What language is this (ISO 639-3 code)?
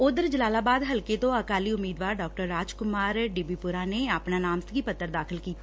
pan